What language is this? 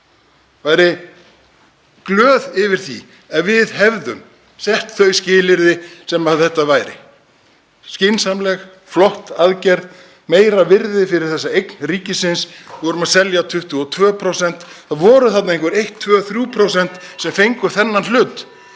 Icelandic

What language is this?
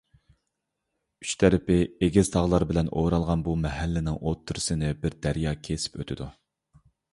Uyghur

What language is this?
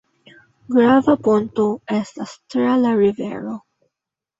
Esperanto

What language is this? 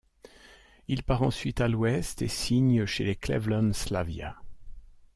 French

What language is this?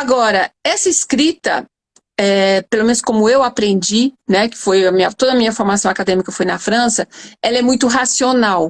Portuguese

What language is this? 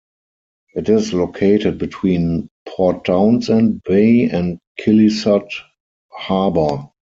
English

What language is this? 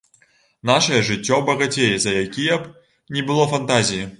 Belarusian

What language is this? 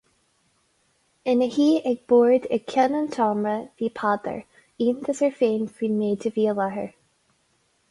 Irish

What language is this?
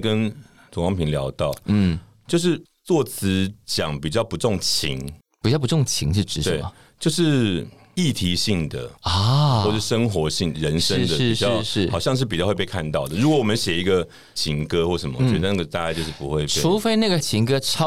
Chinese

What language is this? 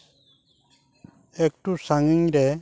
Santali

